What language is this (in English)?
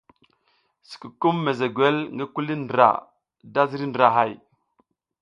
South Giziga